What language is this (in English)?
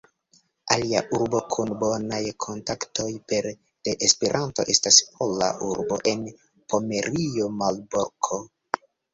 Esperanto